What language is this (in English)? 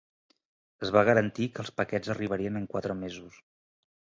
Catalan